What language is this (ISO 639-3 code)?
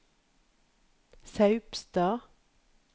nor